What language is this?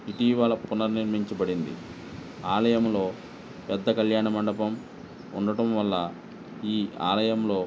Telugu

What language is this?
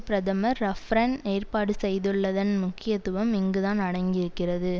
Tamil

